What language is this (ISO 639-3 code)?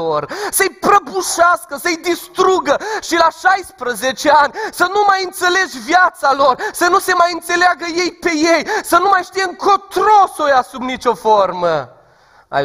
ron